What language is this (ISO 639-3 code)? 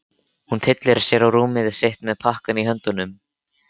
isl